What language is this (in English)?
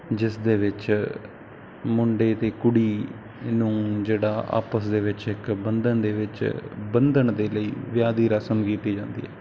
Punjabi